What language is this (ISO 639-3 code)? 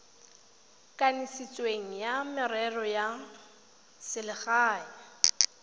tsn